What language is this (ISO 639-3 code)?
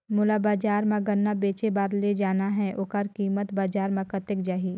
hne